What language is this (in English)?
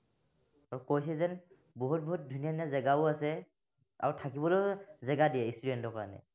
Assamese